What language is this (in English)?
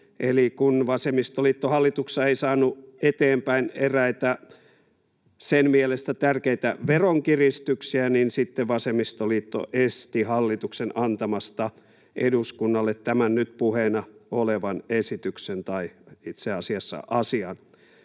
Finnish